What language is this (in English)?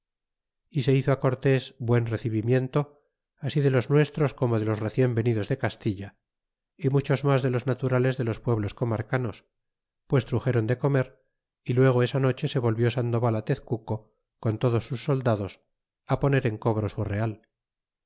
Spanish